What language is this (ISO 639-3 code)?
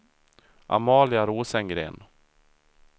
swe